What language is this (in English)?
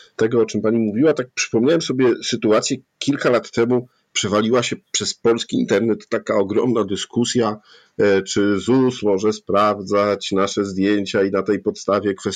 Polish